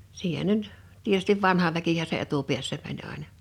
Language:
Finnish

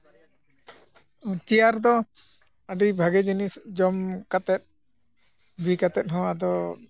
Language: Santali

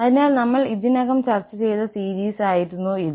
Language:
Malayalam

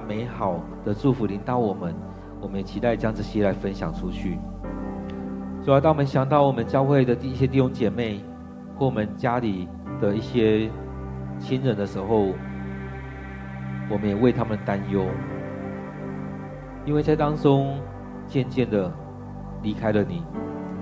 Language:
Chinese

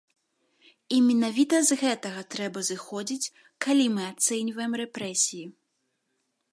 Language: Belarusian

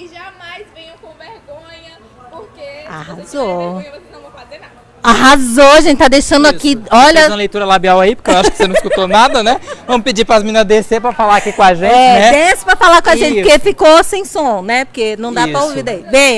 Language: Portuguese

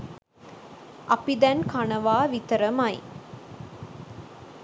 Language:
Sinhala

